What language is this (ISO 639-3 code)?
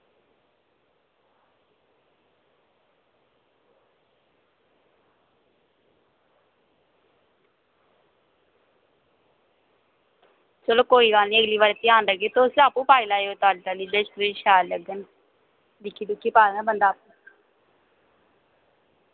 doi